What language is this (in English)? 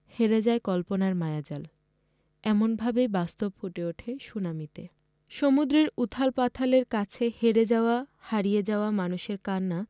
Bangla